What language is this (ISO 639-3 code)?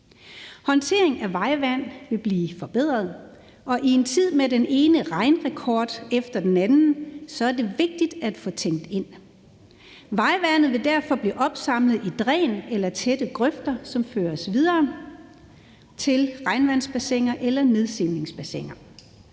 dan